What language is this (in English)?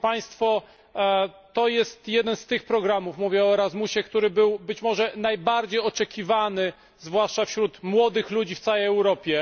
Polish